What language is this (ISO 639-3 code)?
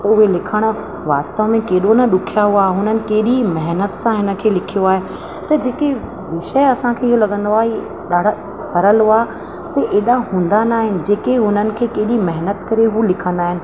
snd